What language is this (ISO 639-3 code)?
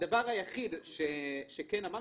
heb